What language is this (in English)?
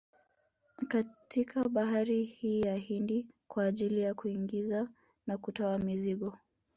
Swahili